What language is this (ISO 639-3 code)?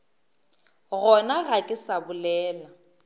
nso